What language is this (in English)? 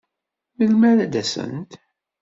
Kabyle